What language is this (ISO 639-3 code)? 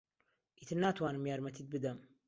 ckb